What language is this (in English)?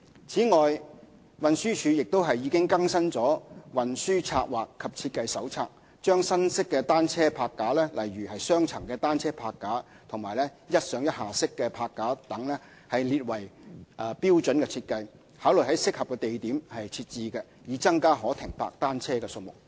Cantonese